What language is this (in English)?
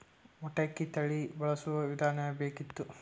Kannada